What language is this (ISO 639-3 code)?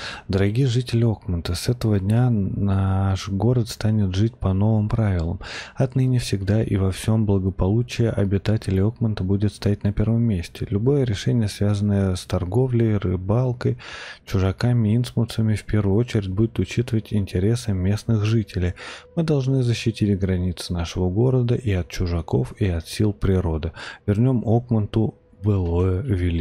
rus